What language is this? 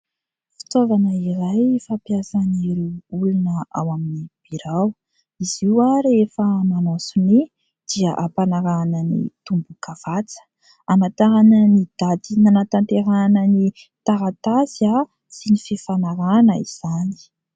Malagasy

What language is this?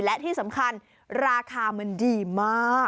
Thai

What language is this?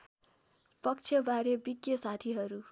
Nepali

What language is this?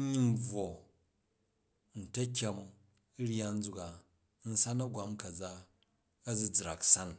Jju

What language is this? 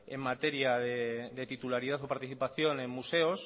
Spanish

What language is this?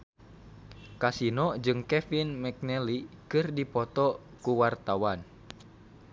Sundanese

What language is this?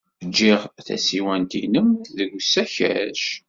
Kabyle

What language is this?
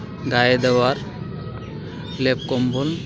Bangla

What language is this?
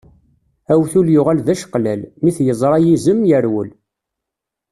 Kabyle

